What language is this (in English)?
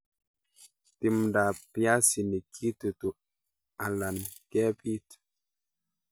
Kalenjin